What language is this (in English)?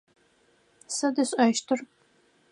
Adyghe